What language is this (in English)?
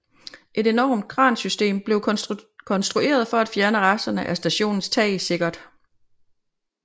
Danish